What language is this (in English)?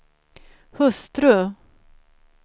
Swedish